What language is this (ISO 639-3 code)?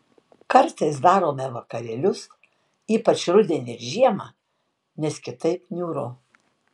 lit